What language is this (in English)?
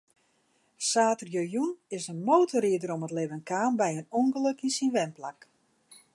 Western Frisian